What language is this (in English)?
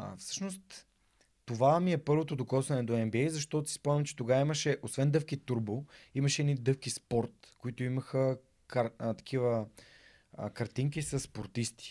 Bulgarian